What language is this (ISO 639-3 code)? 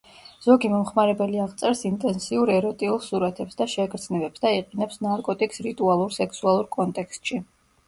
kat